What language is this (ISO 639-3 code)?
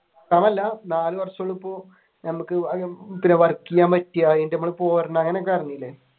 mal